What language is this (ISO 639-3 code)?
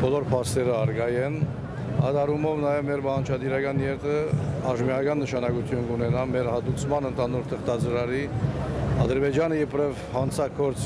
tur